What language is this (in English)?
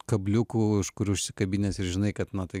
Lithuanian